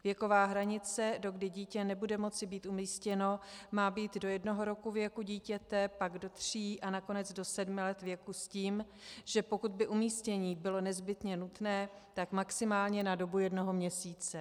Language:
Czech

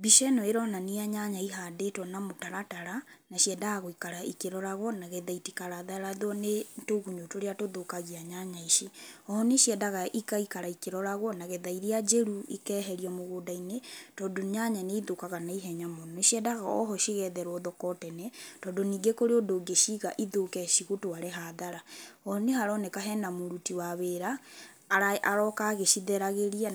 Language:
Kikuyu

